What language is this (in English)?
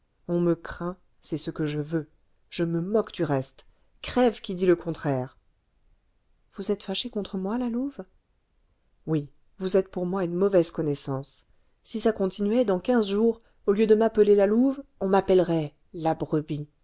French